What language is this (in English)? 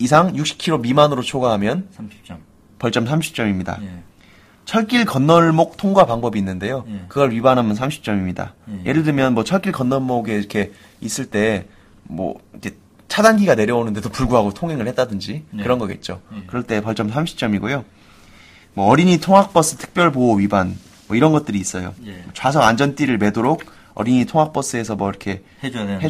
Korean